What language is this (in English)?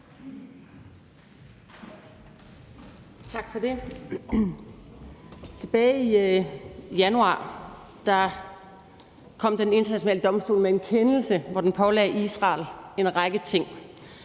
Danish